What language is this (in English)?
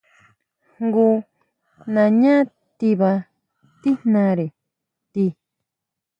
Huautla Mazatec